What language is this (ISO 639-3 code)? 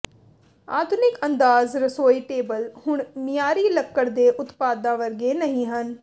pan